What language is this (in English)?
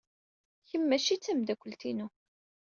Kabyle